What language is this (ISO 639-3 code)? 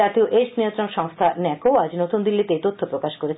ben